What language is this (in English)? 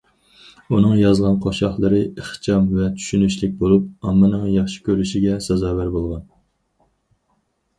Uyghur